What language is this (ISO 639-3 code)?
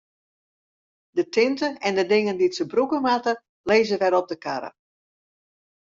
fry